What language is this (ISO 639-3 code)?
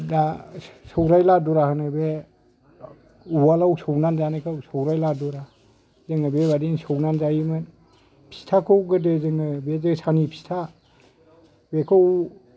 brx